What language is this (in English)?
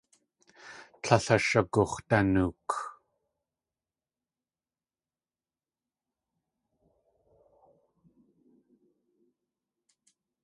Tlingit